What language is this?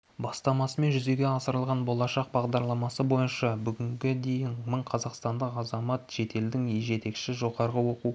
Kazakh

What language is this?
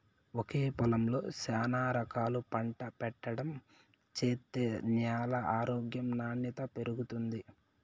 Telugu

